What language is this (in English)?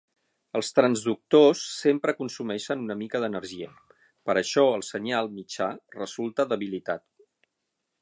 Catalan